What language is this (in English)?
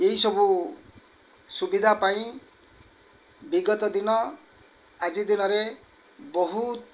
Odia